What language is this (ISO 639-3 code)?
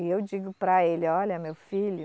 por